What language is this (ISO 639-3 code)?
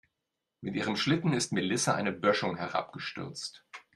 deu